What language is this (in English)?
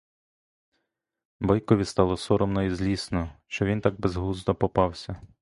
Ukrainian